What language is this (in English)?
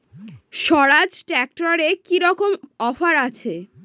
Bangla